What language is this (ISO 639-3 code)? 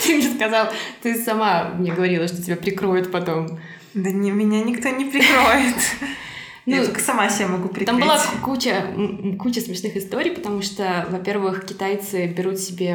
rus